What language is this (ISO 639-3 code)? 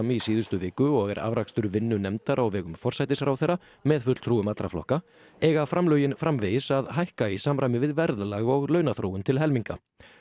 isl